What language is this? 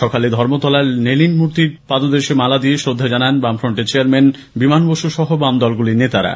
Bangla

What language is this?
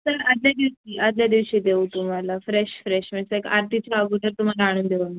Marathi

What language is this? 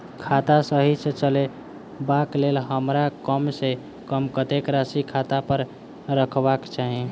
Maithili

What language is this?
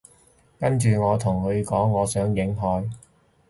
Cantonese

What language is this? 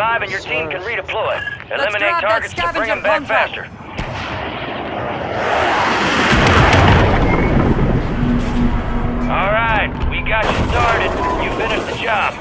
Turkish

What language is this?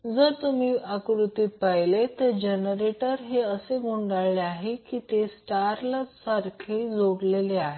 Marathi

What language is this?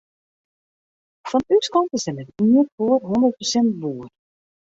Western Frisian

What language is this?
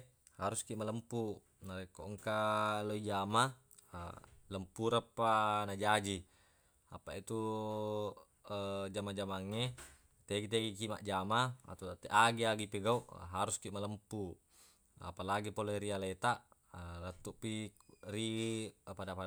Buginese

